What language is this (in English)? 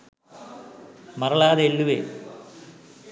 Sinhala